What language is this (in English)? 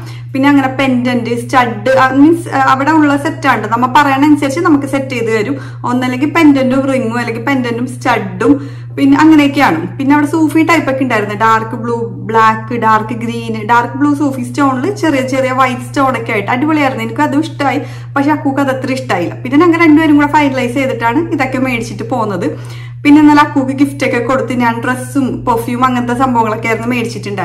Malayalam